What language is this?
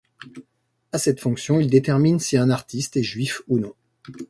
French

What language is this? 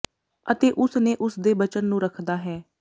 Punjabi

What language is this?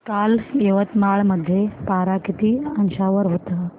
Marathi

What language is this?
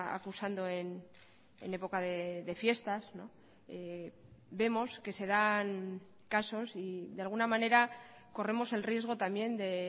Spanish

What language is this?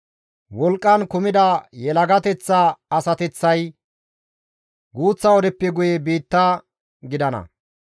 Gamo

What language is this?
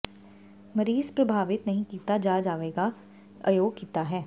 Punjabi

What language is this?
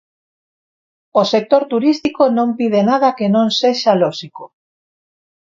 Galician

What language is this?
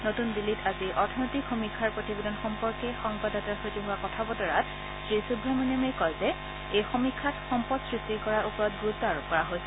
Assamese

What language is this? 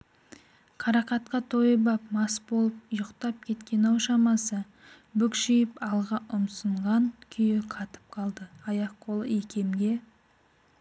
Kazakh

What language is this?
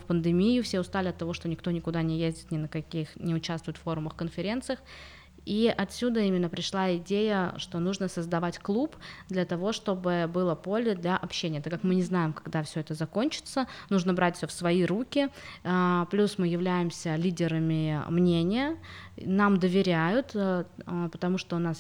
Russian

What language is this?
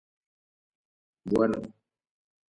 Guarani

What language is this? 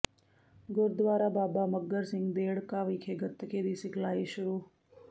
Punjabi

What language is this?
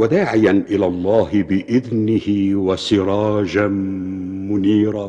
Indonesian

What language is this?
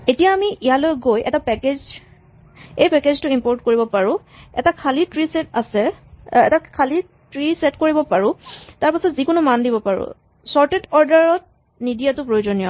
Assamese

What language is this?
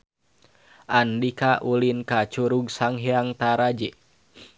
Sundanese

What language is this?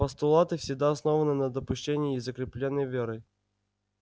Russian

